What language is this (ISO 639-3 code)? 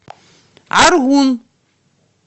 rus